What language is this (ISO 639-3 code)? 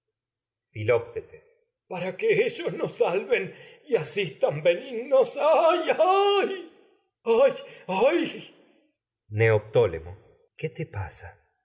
spa